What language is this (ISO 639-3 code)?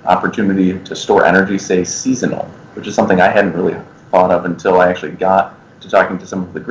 eng